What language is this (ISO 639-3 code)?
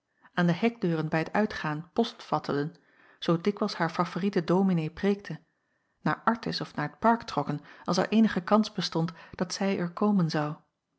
nld